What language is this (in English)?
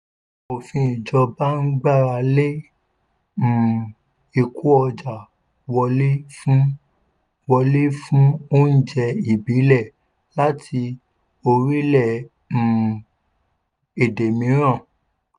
Yoruba